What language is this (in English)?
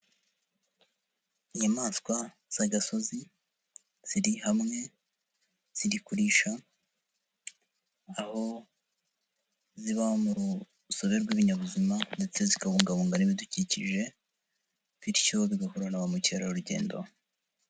Kinyarwanda